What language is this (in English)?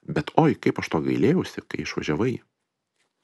Lithuanian